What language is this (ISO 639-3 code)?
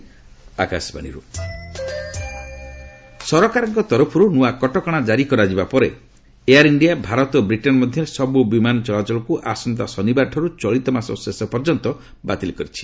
ori